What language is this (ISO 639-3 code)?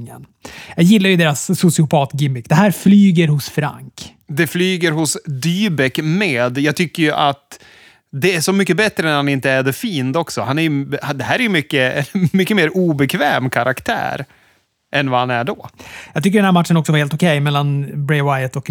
swe